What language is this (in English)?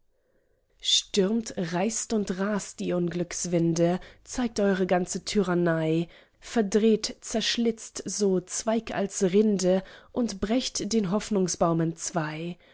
German